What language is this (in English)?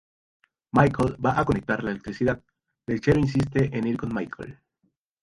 Spanish